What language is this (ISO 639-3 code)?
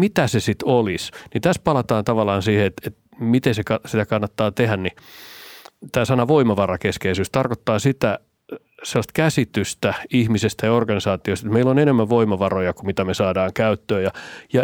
fin